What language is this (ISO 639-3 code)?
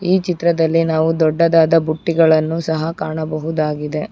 kan